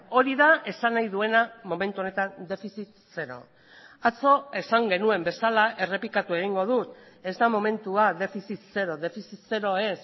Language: Basque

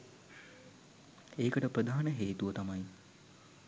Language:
Sinhala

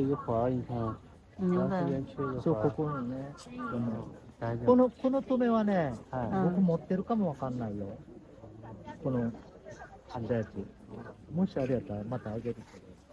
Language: Chinese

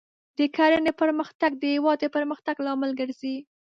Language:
Pashto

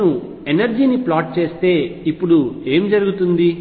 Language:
Telugu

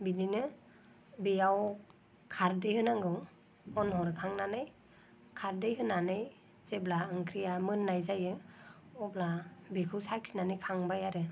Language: Bodo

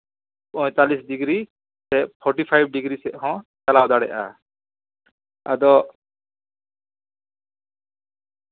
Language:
Santali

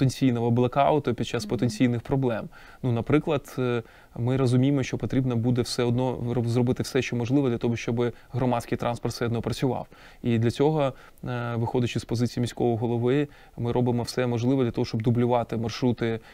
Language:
Ukrainian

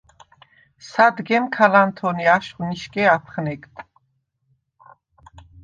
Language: Svan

